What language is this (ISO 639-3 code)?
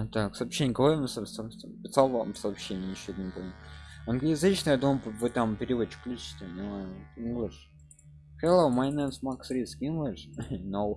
rus